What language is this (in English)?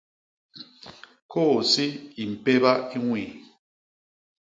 Basaa